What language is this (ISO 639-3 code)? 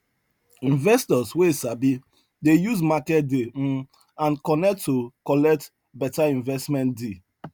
pcm